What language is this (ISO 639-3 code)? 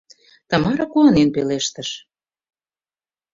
chm